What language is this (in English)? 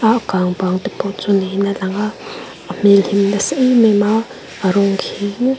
Mizo